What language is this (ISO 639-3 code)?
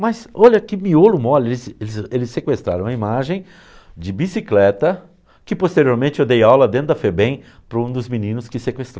por